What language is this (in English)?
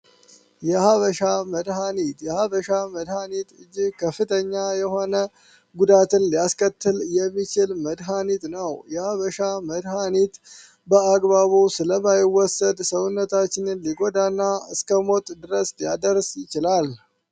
Amharic